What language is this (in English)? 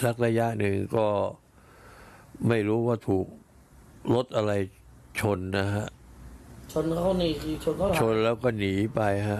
Thai